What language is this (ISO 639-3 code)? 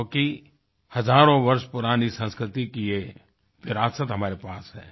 hin